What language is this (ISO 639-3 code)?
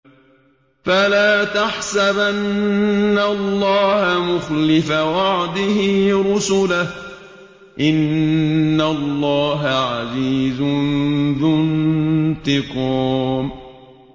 ara